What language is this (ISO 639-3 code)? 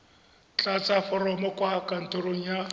tsn